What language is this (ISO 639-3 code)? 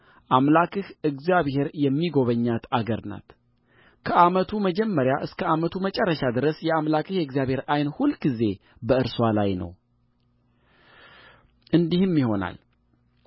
amh